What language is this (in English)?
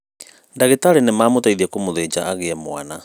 Kikuyu